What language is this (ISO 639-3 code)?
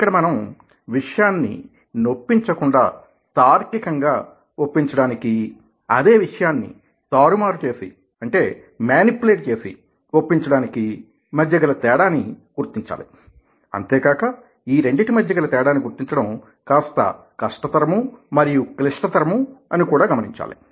tel